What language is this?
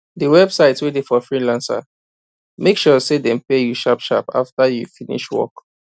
Nigerian Pidgin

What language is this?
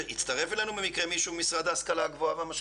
Hebrew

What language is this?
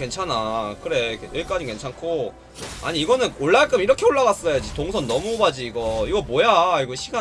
Korean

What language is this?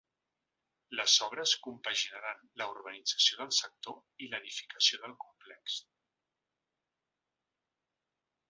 Catalan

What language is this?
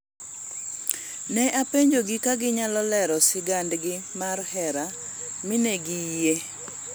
Luo (Kenya and Tanzania)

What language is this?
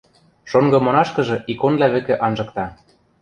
Western Mari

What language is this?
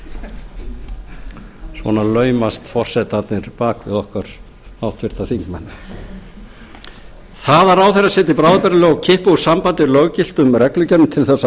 Icelandic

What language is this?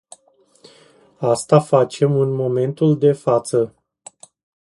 Romanian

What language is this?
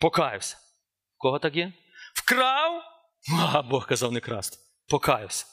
Ukrainian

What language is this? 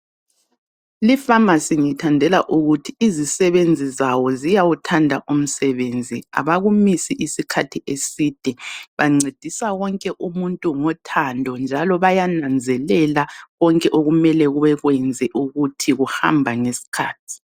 North Ndebele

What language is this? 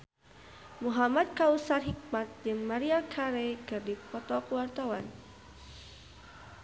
Sundanese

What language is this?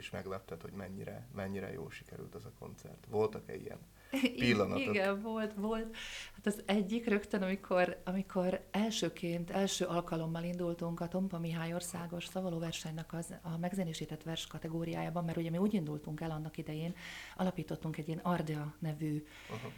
Hungarian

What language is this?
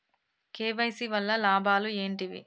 Telugu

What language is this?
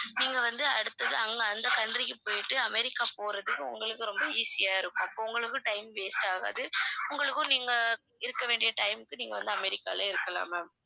Tamil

